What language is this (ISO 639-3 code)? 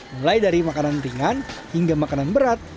ind